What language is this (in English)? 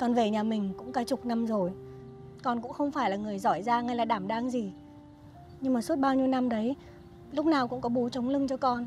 Vietnamese